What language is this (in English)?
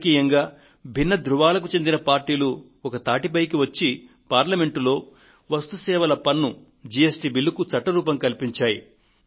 Telugu